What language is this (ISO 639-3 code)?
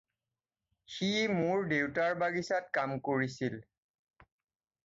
asm